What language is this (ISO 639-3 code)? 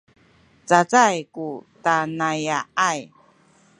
szy